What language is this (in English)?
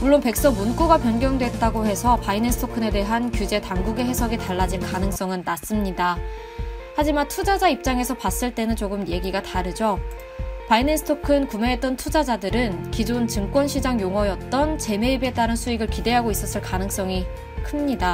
Korean